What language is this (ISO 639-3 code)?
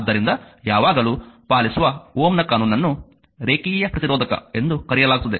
kan